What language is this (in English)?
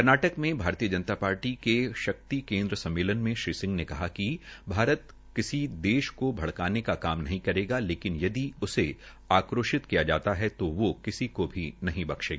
Hindi